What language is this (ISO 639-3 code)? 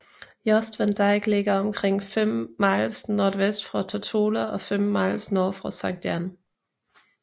dan